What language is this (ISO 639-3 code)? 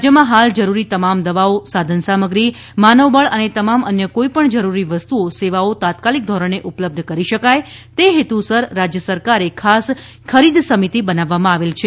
guj